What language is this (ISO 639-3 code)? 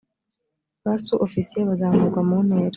kin